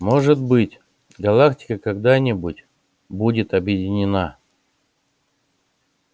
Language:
Russian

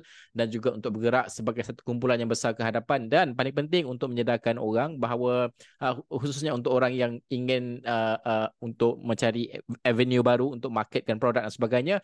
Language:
Malay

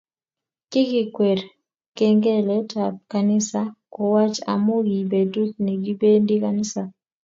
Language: Kalenjin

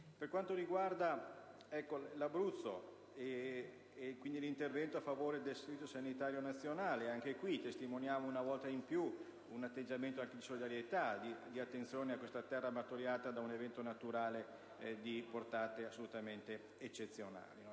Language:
Italian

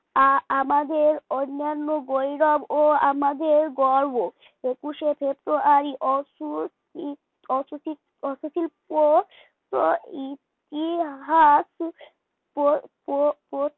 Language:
Bangla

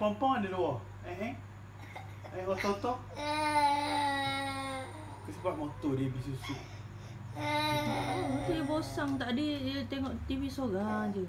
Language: Malay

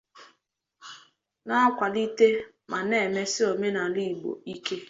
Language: Igbo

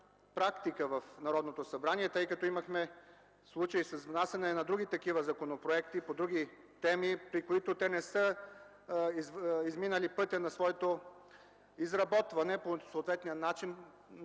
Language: Bulgarian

